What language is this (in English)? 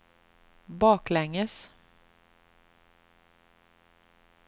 Swedish